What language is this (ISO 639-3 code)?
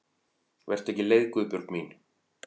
isl